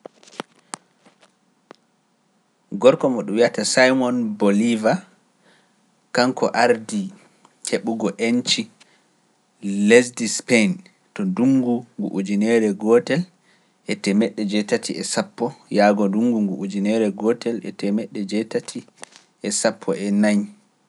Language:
Pular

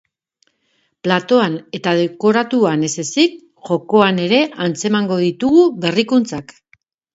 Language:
Basque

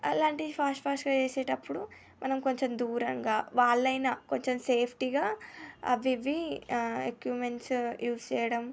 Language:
Telugu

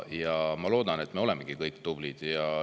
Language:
Estonian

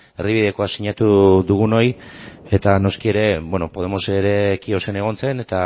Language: Basque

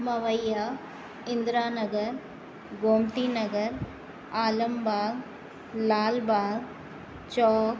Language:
Sindhi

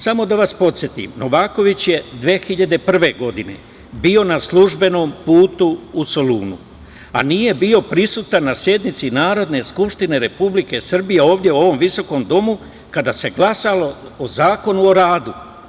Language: Serbian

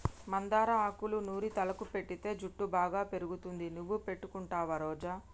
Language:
Telugu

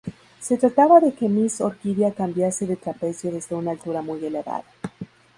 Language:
Spanish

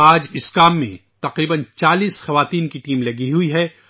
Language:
Urdu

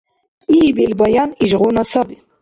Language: Dargwa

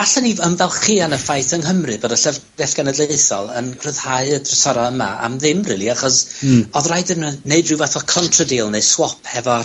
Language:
Welsh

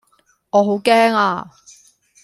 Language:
Cantonese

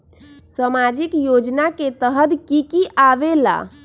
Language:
Magahi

